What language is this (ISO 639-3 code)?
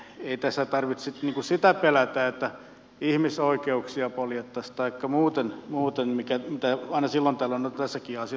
fin